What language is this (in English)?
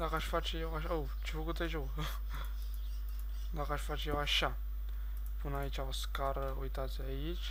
Romanian